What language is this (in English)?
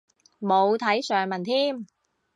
Cantonese